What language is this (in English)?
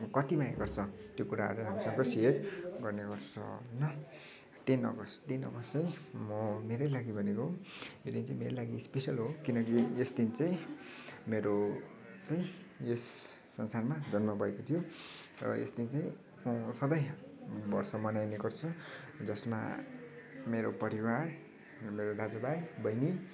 Nepali